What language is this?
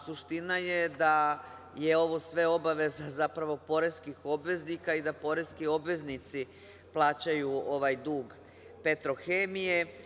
Serbian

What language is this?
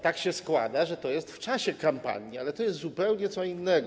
Polish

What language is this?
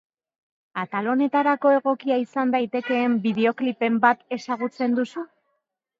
Basque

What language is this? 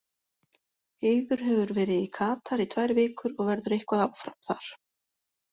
Icelandic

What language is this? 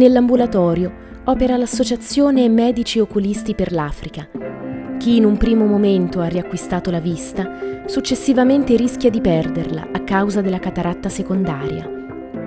Italian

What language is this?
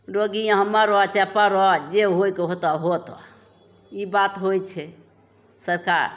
Maithili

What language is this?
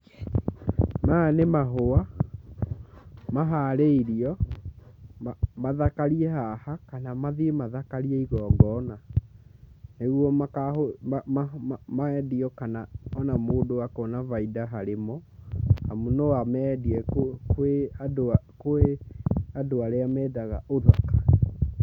Kikuyu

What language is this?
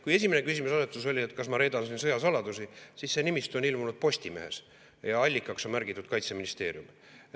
Estonian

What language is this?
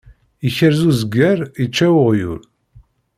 Kabyle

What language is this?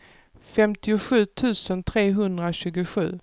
Swedish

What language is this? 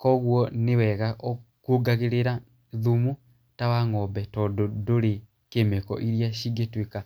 Kikuyu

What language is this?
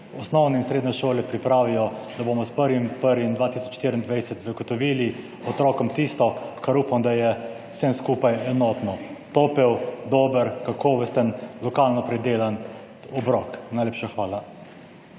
Slovenian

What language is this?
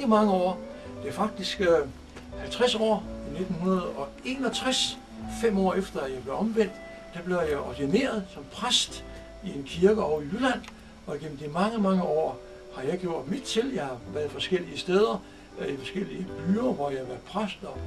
Danish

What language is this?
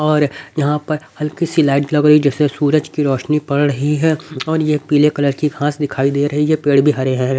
Hindi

